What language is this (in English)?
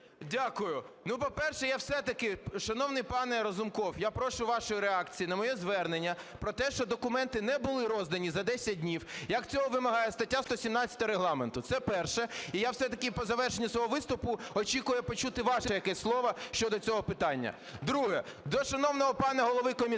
Ukrainian